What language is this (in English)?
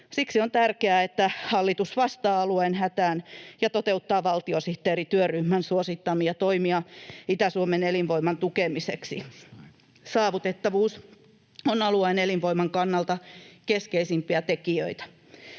Finnish